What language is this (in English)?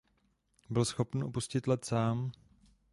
Czech